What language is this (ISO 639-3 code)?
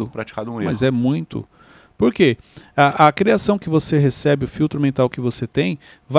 por